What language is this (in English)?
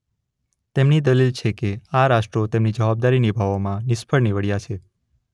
Gujarati